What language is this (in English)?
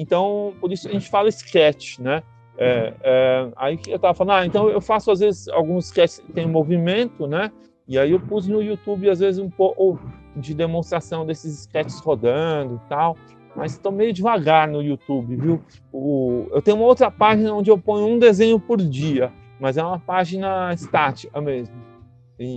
Portuguese